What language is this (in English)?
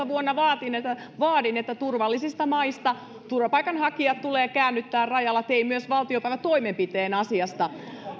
Finnish